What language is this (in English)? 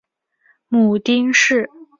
Chinese